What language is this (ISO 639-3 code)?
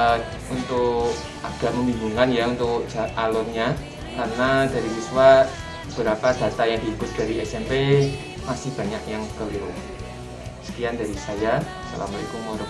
ind